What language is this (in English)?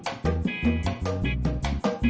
Indonesian